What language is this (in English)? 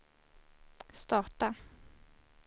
Swedish